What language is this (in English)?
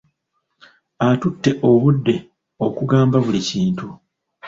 Ganda